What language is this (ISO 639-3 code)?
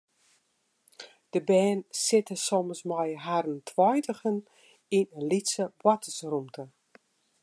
fry